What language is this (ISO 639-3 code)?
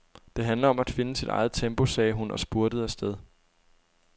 dan